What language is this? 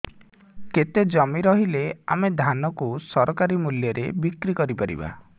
Odia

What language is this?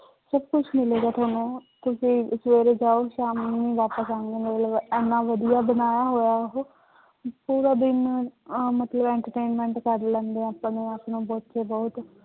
Punjabi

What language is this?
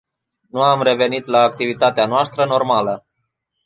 Romanian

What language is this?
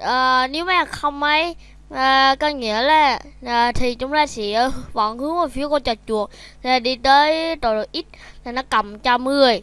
Vietnamese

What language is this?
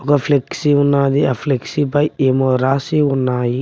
Telugu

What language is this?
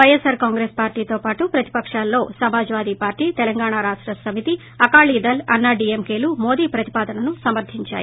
Telugu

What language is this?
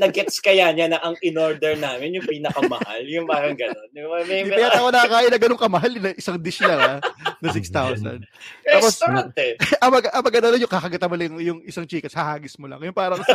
Filipino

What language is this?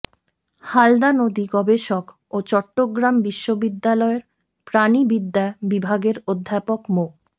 Bangla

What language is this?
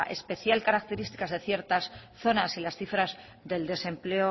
Spanish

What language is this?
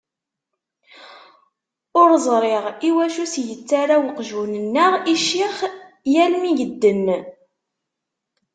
Kabyle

